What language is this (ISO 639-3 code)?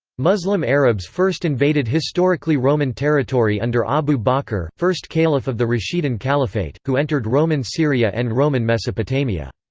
eng